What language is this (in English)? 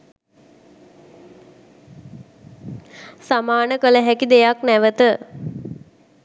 Sinhala